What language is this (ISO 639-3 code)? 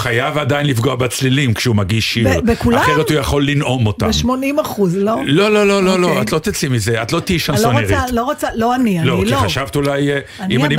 heb